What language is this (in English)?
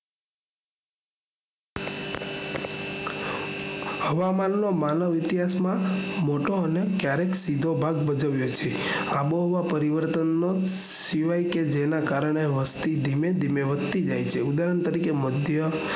Gujarati